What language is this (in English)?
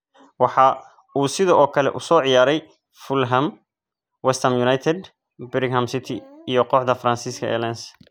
Somali